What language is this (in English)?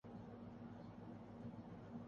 Urdu